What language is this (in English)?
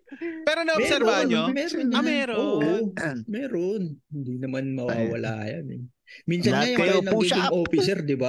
Filipino